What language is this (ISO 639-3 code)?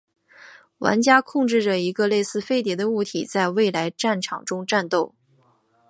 zho